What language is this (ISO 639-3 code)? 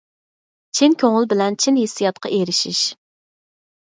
uig